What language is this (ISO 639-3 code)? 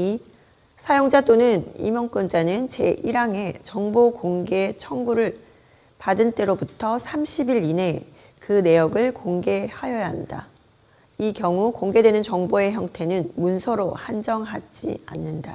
kor